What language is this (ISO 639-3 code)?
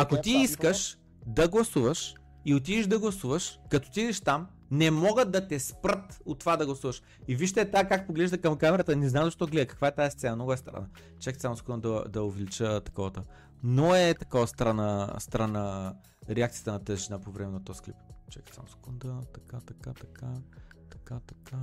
bul